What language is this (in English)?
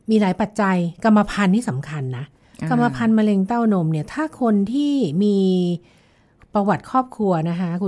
Thai